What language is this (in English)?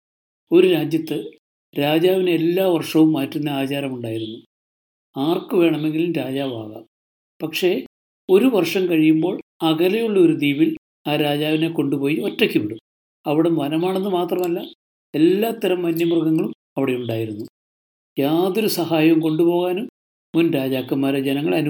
Malayalam